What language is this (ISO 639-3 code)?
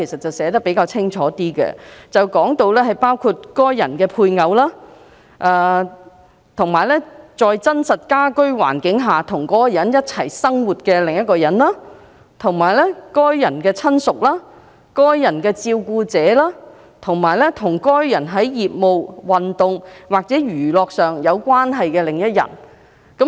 yue